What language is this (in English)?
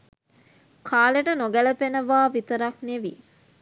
Sinhala